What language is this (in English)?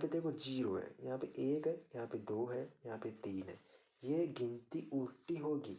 Hindi